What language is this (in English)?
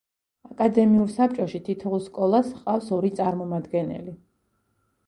Georgian